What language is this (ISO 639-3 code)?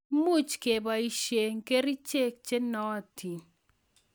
kln